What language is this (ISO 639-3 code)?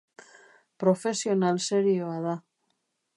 eus